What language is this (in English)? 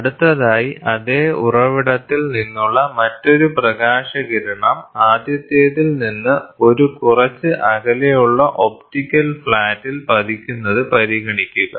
Malayalam